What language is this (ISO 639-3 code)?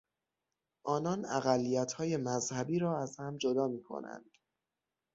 fas